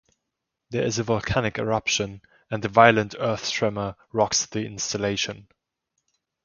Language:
English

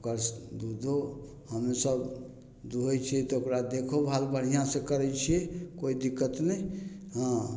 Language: Maithili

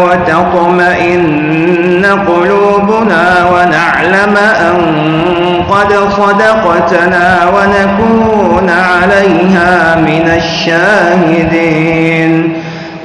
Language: Arabic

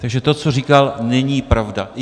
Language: Czech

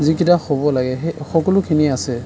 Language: Assamese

